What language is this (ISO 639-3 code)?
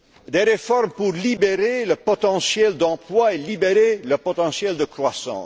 fra